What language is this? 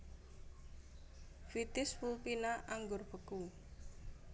Javanese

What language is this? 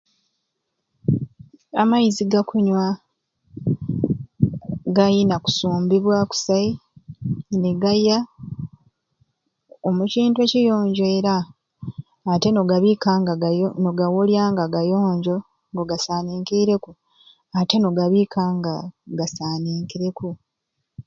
Ruuli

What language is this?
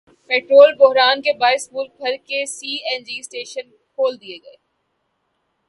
Urdu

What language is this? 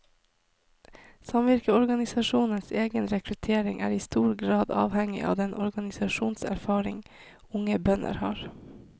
Norwegian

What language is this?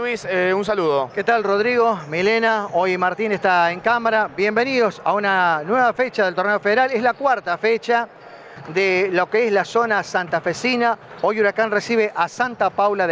Spanish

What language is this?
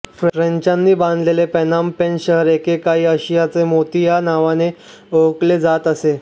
Marathi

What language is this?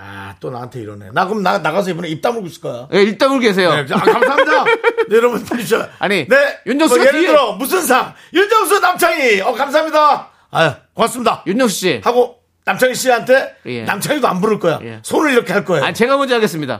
Korean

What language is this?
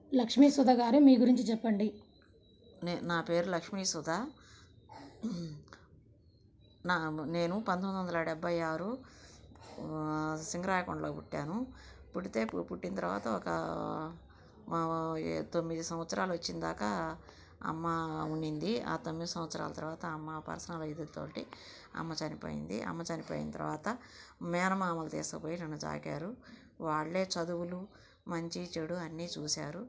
Telugu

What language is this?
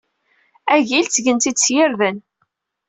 Kabyle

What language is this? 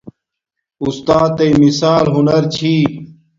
Domaaki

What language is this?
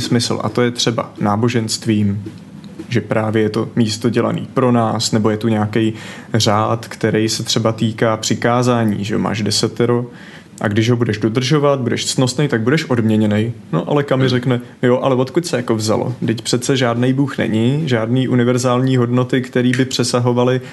Czech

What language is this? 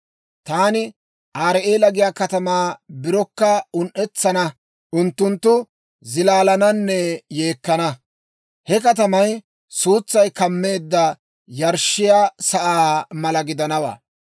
Dawro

